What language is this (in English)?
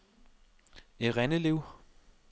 Danish